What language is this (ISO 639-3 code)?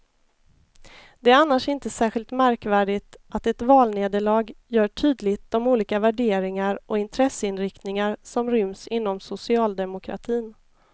swe